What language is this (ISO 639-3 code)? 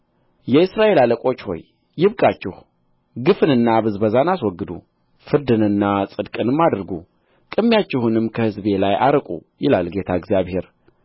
amh